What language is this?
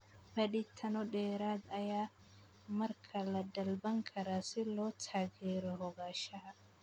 Somali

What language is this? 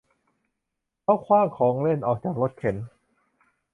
Thai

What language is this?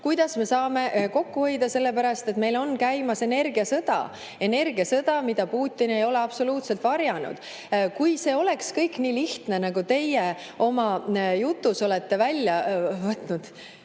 Estonian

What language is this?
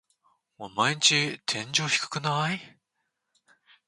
Japanese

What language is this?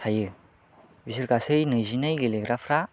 Bodo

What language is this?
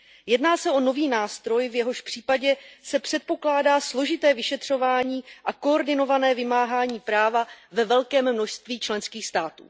Czech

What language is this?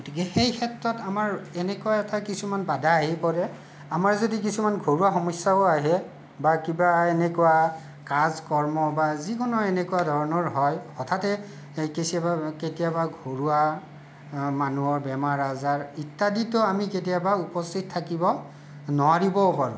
Assamese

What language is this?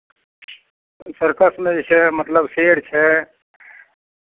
Maithili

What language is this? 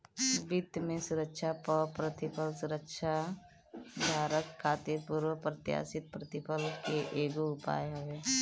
Bhojpuri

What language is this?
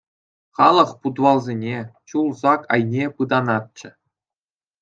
Chuvash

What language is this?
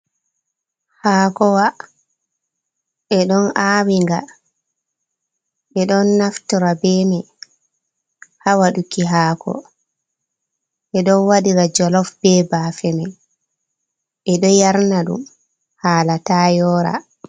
Fula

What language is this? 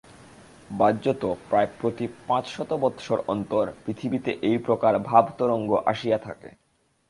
Bangla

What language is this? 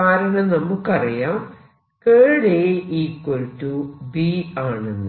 Malayalam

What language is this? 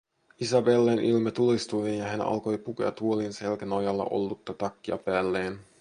Finnish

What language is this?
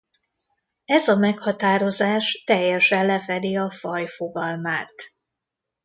Hungarian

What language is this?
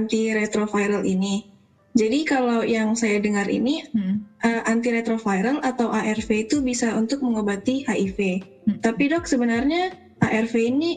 Indonesian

